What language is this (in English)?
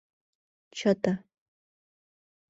Mari